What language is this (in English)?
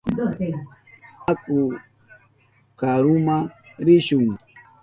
Southern Pastaza Quechua